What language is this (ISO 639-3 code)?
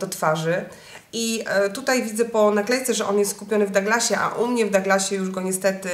pol